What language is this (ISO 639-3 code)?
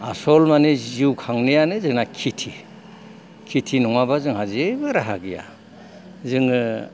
brx